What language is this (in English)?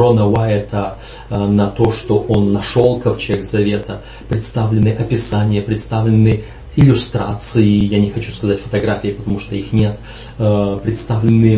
Russian